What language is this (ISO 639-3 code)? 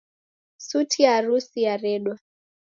dav